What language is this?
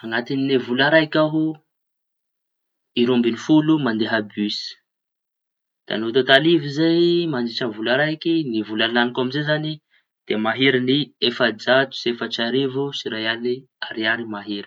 Tanosy Malagasy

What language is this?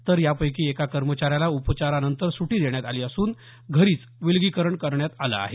Marathi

